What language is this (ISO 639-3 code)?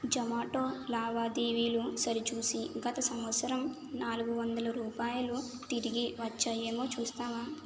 tel